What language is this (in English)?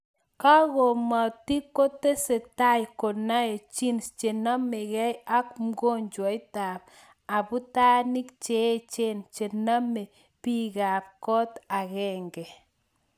Kalenjin